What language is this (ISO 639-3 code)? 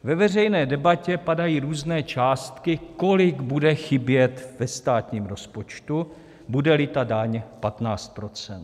ces